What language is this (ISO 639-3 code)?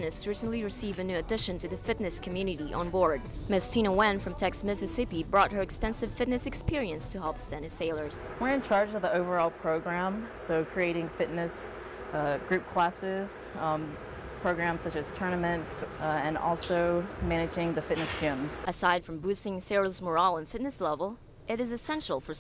eng